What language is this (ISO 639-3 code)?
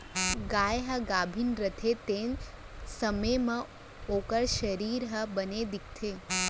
hne